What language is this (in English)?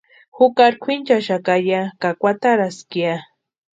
Western Highland Purepecha